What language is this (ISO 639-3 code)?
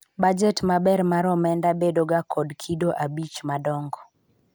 luo